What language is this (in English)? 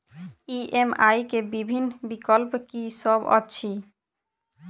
Maithili